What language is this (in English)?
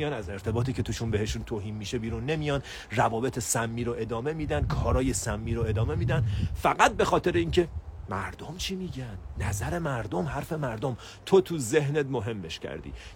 Persian